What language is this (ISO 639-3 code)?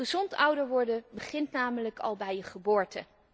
nld